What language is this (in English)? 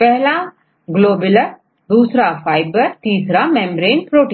Hindi